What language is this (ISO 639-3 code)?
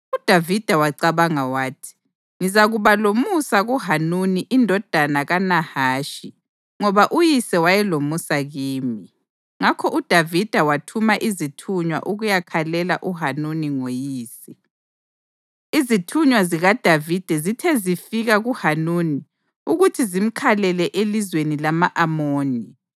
nde